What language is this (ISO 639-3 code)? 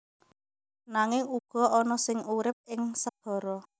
jav